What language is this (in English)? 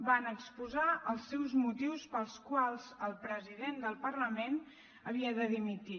Catalan